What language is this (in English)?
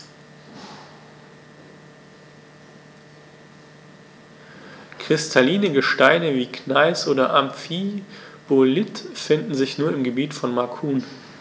German